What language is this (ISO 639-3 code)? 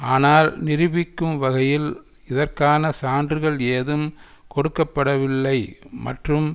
tam